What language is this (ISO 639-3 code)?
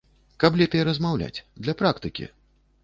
bel